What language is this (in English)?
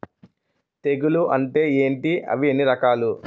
Telugu